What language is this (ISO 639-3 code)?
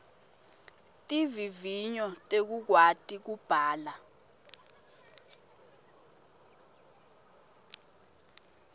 ssw